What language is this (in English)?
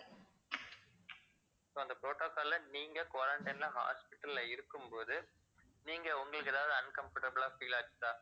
Tamil